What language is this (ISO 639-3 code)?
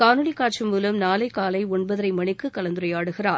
tam